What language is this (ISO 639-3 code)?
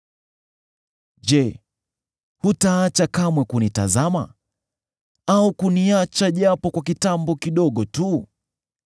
swa